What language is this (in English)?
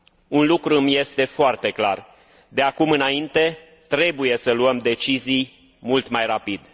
Romanian